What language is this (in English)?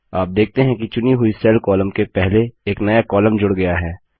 Hindi